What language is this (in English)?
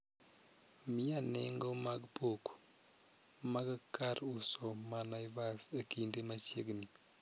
Luo (Kenya and Tanzania)